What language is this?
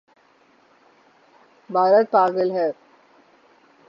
Urdu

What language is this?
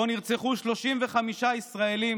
Hebrew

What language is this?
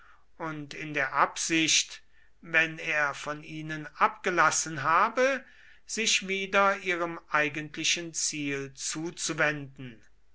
German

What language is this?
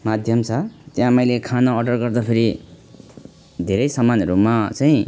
Nepali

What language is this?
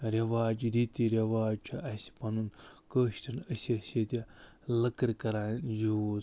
Kashmiri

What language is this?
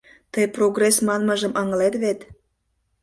Mari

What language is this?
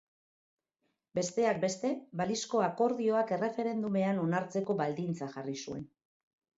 Basque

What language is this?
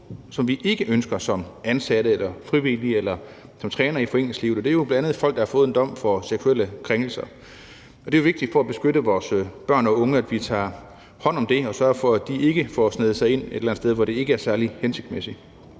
Danish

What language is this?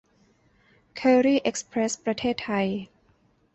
Thai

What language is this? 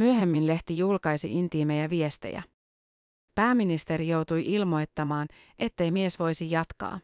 Finnish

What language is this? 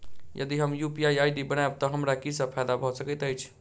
Maithili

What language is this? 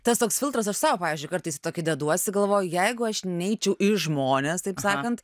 Lithuanian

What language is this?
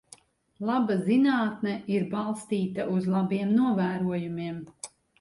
Latvian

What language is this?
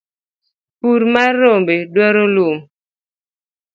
Luo (Kenya and Tanzania)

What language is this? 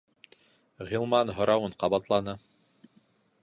Bashkir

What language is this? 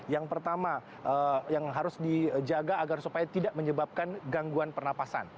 Indonesian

